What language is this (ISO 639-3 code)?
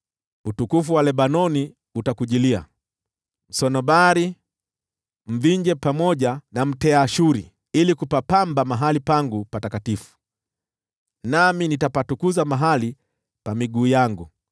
swa